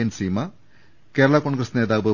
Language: Malayalam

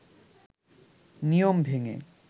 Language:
Bangla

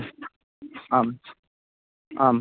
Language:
Sanskrit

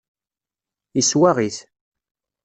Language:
Kabyle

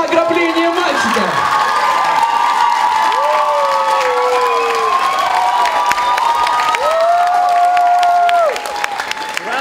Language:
Russian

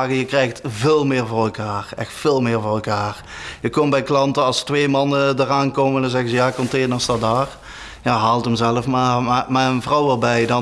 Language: Dutch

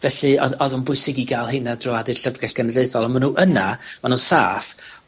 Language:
Welsh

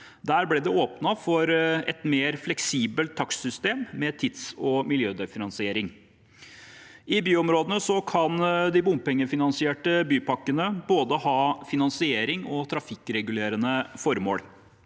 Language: Norwegian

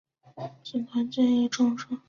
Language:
Chinese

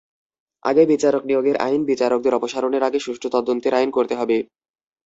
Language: Bangla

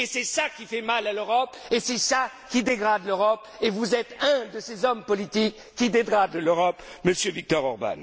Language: French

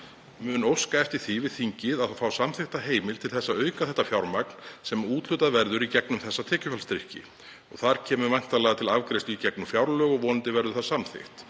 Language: Icelandic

